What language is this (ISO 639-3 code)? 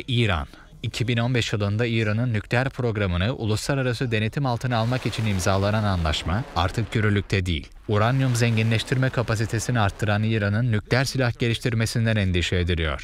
tur